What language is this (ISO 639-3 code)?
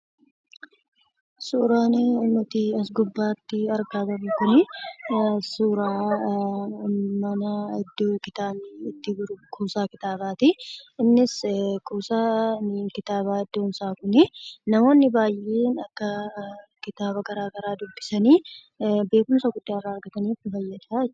orm